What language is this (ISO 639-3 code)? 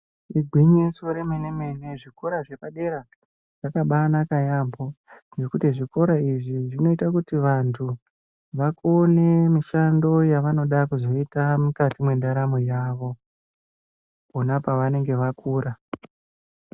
ndc